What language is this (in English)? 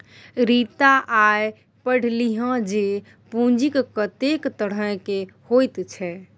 Maithili